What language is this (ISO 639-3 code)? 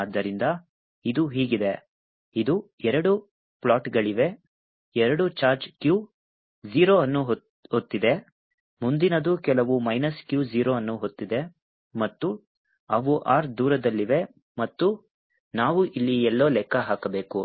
kan